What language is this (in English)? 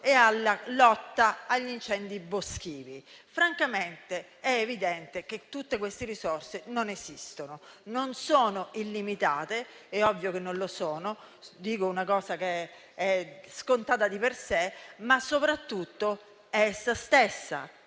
Italian